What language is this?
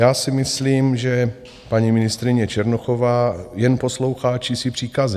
Czech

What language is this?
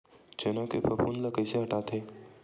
Chhattisgarhi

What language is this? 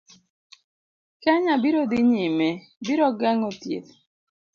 Luo (Kenya and Tanzania)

